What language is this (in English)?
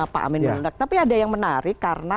Indonesian